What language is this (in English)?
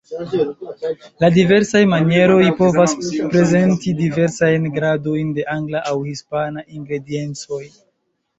Esperanto